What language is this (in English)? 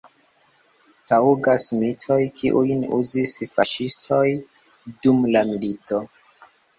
Esperanto